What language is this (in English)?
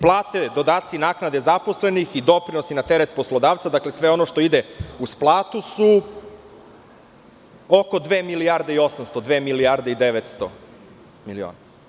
Serbian